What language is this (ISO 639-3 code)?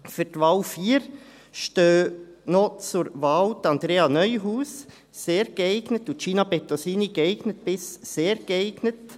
gsw